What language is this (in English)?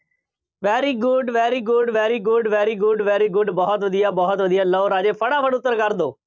Punjabi